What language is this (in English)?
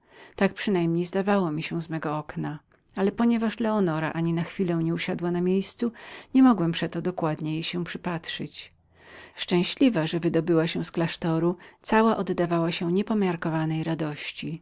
Polish